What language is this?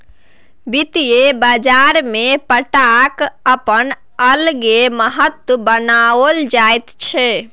Maithili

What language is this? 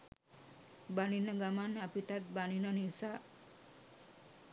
Sinhala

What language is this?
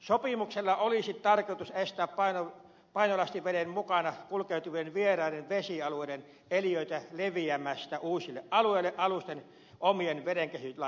Finnish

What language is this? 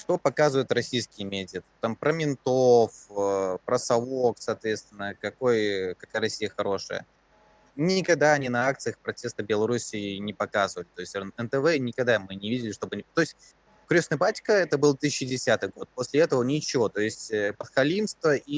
Russian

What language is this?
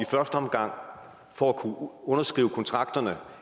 Danish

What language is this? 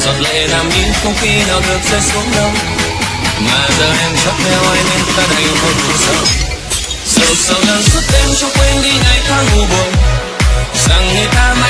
Vietnamese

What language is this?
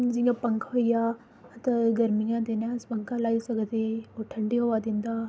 Dogri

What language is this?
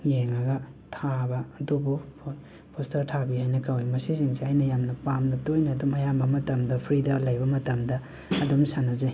Manipuri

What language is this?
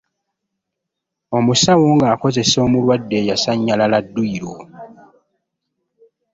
Ganda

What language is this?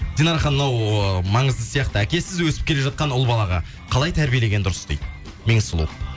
Kazakh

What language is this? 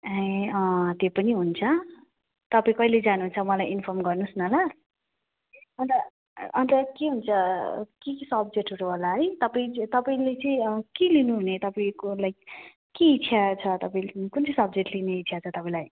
Nepali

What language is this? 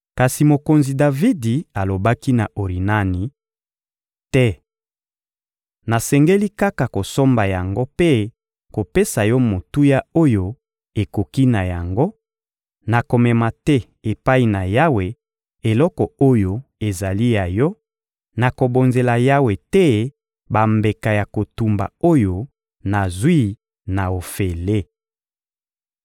Lingala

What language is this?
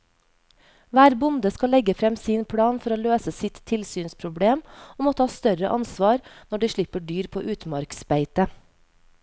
Norwegian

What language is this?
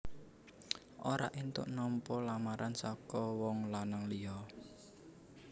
Javanese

